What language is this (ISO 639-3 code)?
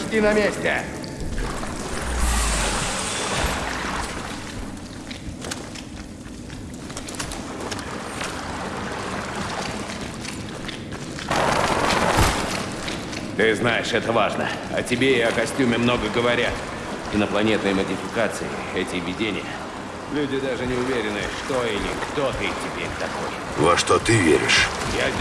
rus